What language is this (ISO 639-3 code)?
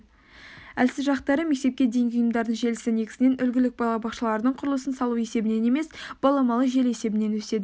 kaz